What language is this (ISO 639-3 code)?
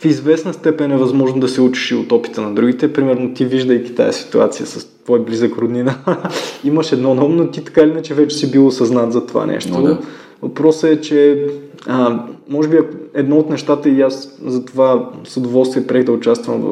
bul